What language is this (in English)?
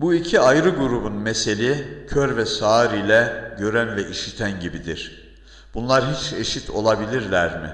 Turkish